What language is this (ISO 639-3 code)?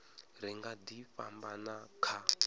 ven